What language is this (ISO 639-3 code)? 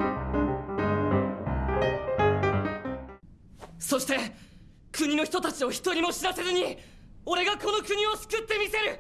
jpn